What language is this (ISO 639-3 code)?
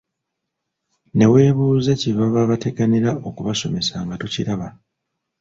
lug